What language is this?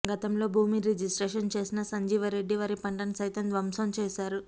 Telugu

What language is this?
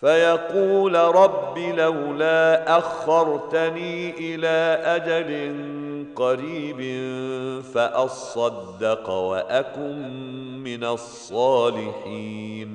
Arabic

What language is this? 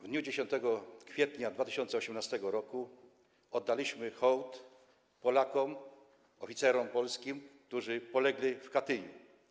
Polish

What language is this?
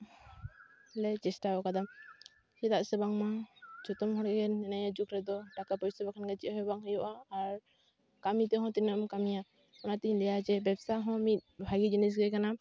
Santali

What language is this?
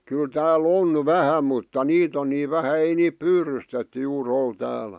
Finnish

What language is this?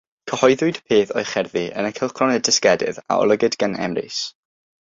Welsh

